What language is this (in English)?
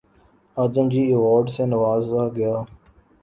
Urdu